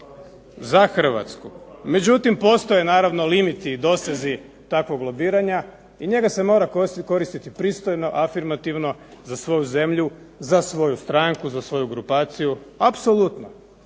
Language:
Croatian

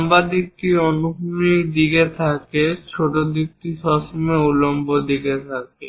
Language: Bangla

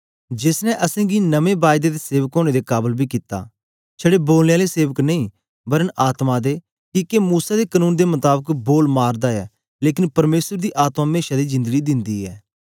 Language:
Dogri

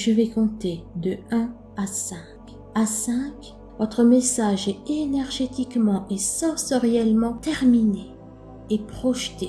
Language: French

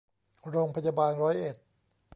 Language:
Thai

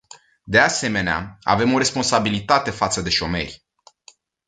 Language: Romanian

